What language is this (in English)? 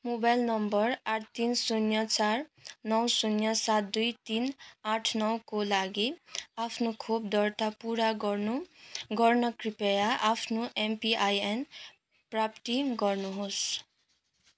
Nepali